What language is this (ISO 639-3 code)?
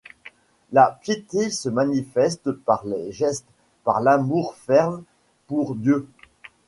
fra